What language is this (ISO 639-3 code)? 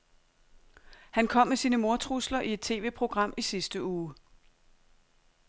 dan